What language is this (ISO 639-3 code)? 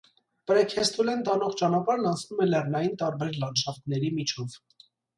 hye